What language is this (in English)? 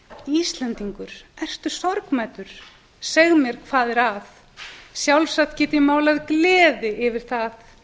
Icelandic